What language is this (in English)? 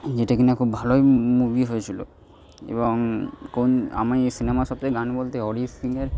Bangla